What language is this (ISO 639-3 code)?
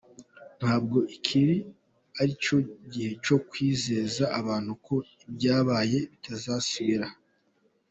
kin